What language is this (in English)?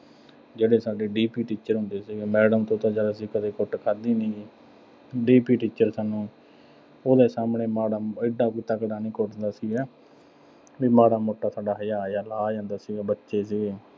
Punjabi